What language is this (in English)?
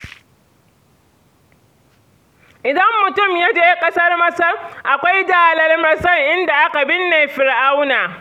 Hausa